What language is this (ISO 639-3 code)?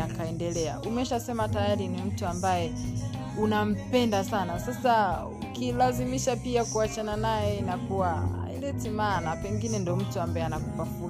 swa